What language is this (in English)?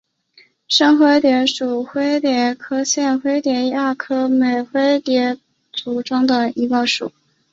Chinese